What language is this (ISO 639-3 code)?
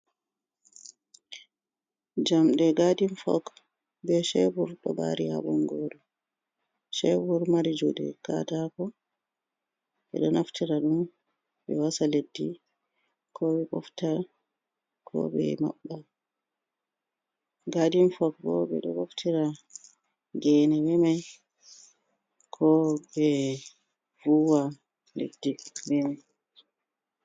ful